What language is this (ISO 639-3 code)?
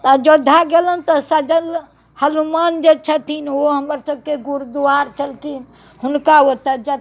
mai